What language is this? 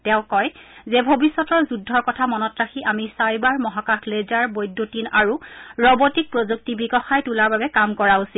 Assamese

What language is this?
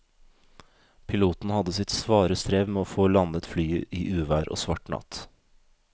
Norwegian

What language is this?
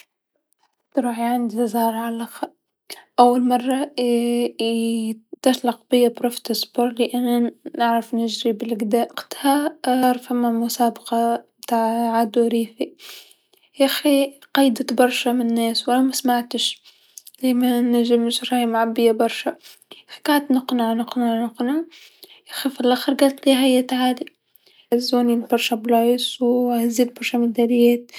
Tunisian Arabic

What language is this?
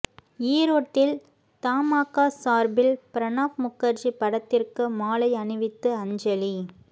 Tamil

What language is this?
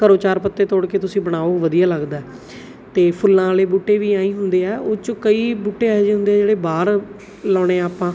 Punjabi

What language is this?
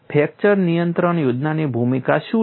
Gujarati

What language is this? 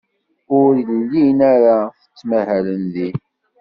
Kabyle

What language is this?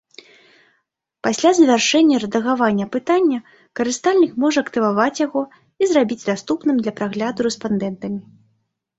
Belarusian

